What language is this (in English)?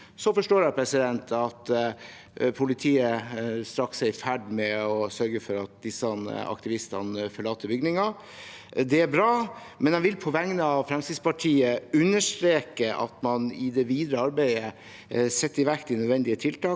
Norwegian